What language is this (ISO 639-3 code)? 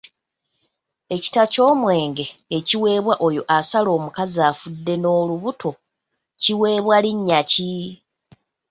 lug